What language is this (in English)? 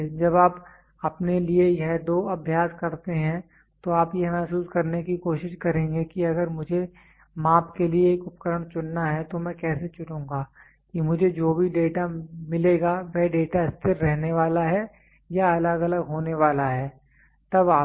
Hindi